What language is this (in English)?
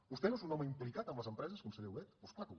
Catalan